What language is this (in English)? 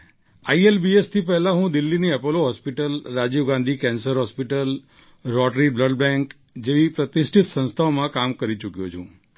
Gujarati